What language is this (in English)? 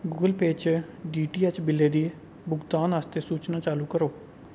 Dogri